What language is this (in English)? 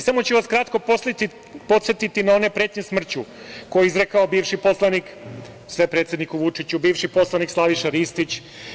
Serbian